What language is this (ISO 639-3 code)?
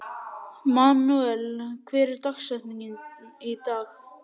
isl